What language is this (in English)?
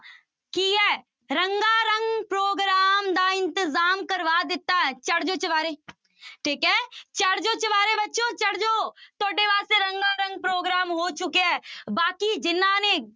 Punjabi